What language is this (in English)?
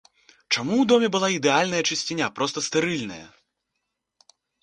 Belarusian